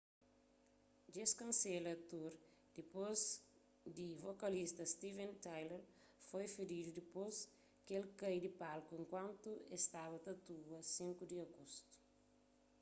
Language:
Kabuverdianu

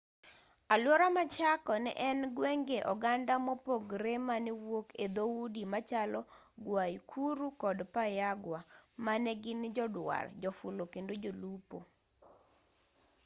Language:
Luo (Kenya and Tanzania)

